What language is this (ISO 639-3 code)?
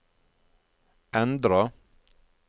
nor